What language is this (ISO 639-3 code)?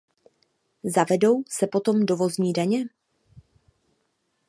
ces